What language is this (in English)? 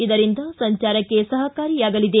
Kannada